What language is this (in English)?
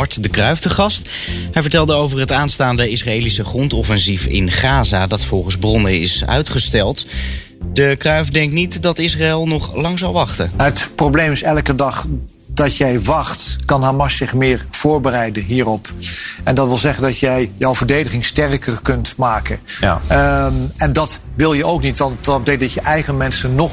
Dutch